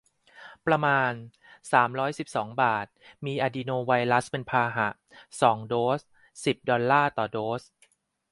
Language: Thai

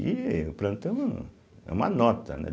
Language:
Portuguese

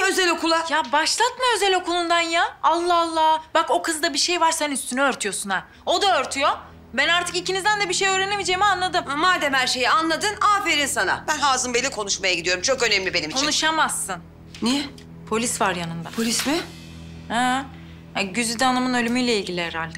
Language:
Turkish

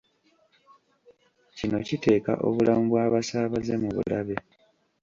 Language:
Ganda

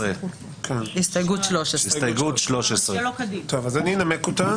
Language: Hebrew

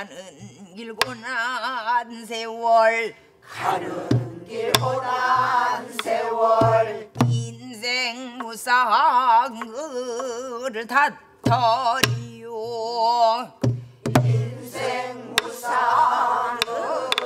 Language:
Korean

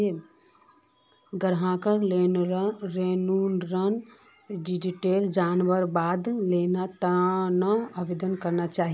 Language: Magahi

